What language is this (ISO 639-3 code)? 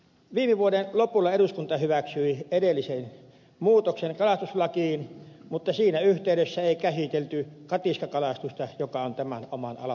fin